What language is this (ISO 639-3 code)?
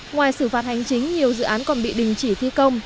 vie